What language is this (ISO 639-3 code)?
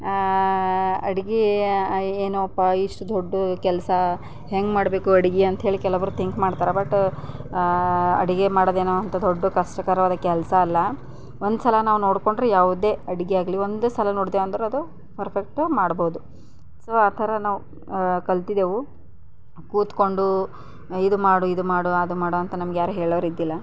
kan